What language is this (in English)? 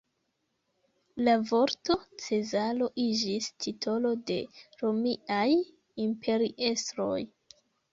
Esperanto